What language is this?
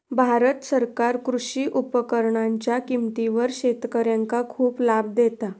Marathi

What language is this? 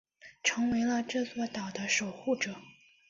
Chinese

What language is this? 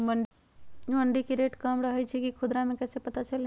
Magahi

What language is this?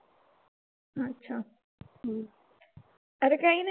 Marathi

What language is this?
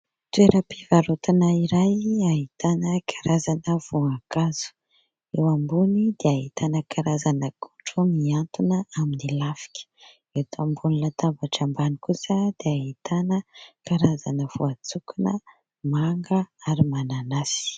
Malagasy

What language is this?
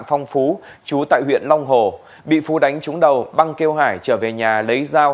Vietnamese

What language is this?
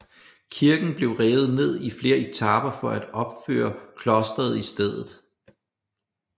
Danish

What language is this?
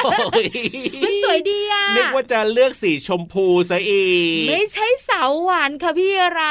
Thai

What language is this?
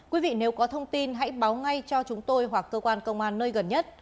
Vietnamese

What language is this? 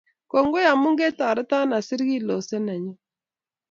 Kalenjin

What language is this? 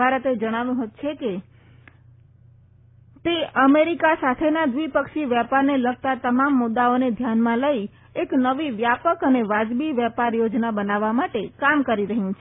Gujarati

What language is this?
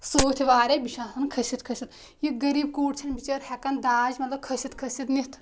Kashmiri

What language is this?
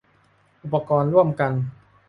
Thai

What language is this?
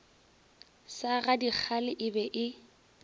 Northern Sotho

